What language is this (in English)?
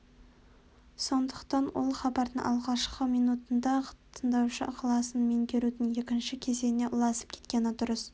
Kazakh